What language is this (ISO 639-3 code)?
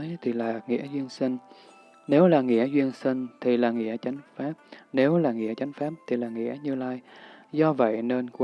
vie